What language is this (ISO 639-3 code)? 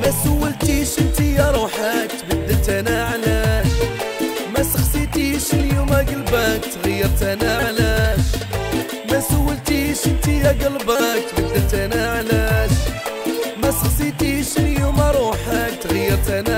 ara